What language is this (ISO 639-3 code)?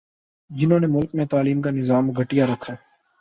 urd